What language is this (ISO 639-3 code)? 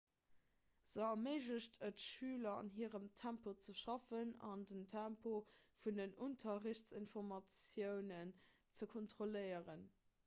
ltz